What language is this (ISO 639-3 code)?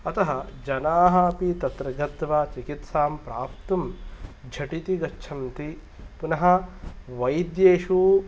san